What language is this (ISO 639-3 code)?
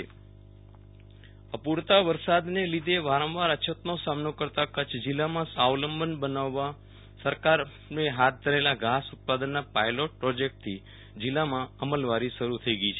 guj